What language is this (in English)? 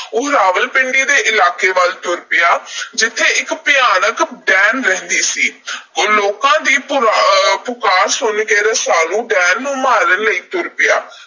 Punjabi